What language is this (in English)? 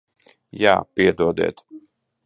Latvian